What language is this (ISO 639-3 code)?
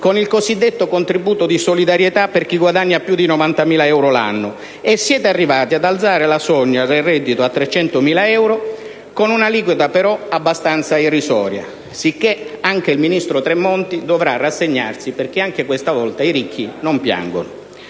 ita